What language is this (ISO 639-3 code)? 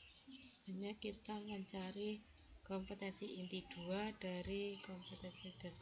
ind